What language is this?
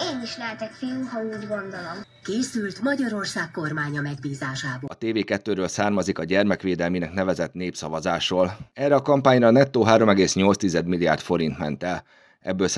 Hungarian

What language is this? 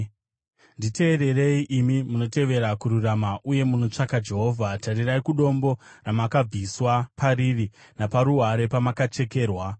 Shona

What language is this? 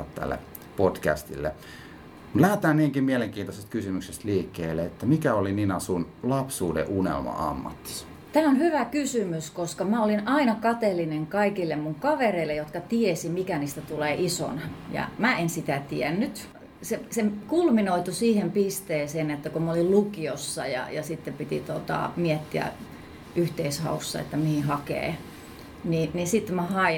Finnish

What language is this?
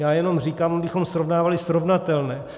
Czech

